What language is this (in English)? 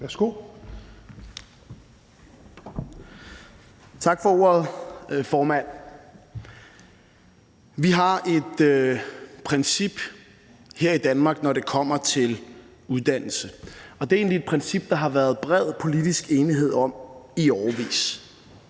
Danish